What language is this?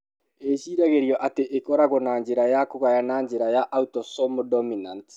Kikuyu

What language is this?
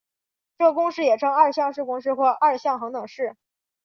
Chinese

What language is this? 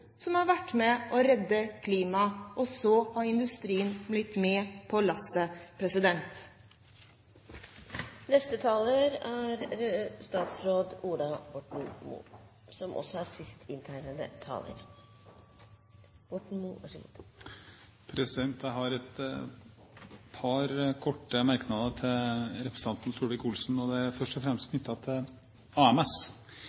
Norwegian Bokmål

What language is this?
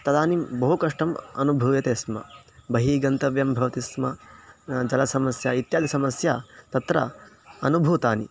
Sanskrit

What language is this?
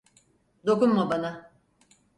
Turkish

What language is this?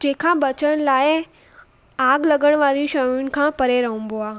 Sindhi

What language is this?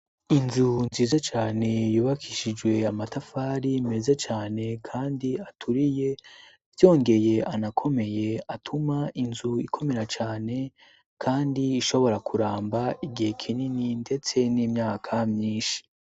Rundi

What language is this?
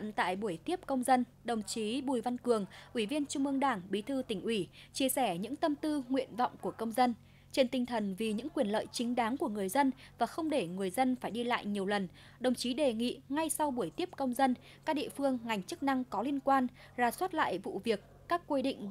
Vietnamese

